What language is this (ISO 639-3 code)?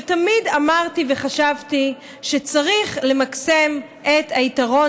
heb